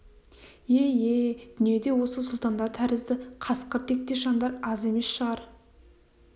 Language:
Kazakh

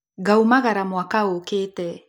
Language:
Kikuyu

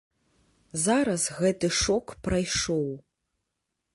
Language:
Belarusian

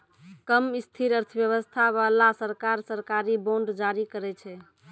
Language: Maithili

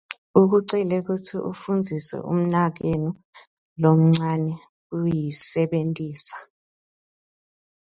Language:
Swati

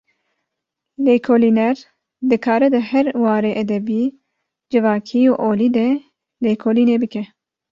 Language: Kurdish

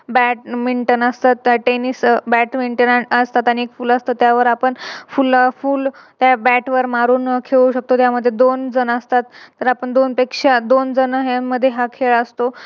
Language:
Marathi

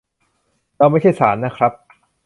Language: Thai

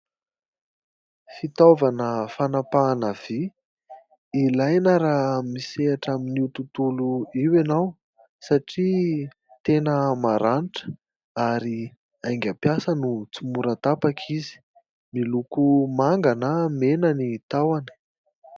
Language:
Malagasy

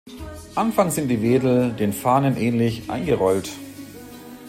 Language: German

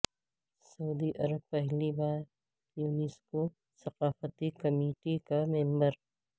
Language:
Urdu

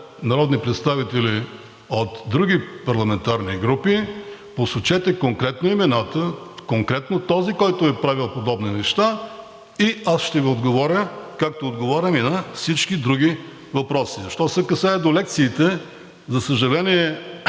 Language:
Bulgarian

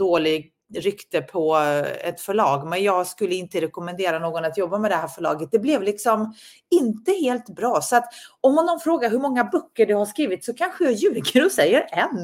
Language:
Swedish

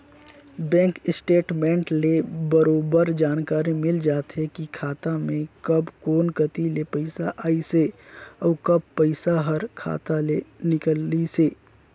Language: Chhattisgarhi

